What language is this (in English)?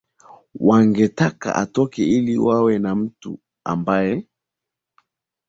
Swahili